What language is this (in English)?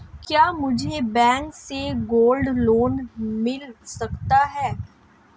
Hindi